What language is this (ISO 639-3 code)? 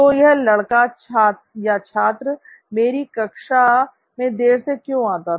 hin